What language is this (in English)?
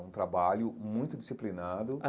Portuguese